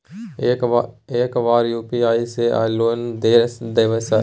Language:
Maithili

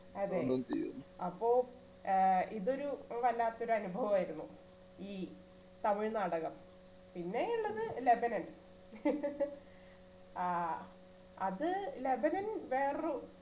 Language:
Malayalam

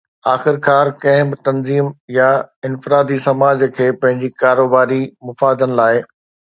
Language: Sindhi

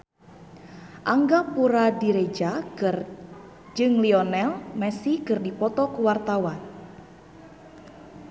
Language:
Sundanese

